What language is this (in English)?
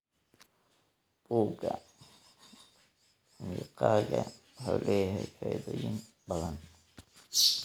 Somali